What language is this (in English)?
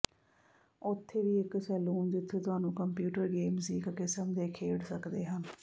Punjabi